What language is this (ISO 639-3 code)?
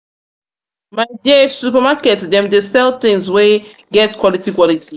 pcm